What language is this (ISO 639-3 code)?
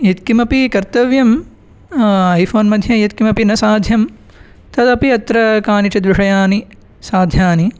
san